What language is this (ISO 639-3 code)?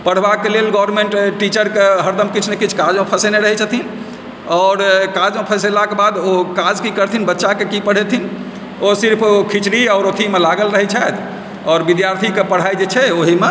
mai